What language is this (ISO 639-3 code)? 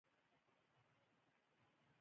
pus